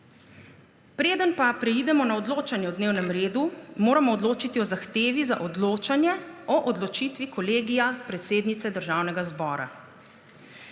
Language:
Slovenian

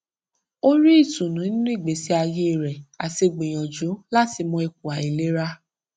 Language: Yoruba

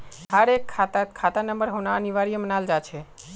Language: Magahi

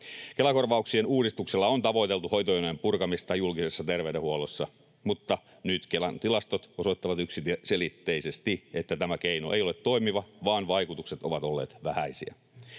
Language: Finnish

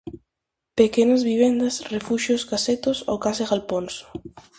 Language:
Galician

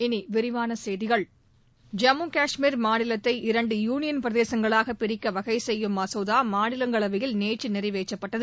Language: Tamil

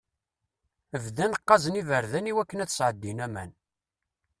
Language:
Kabyle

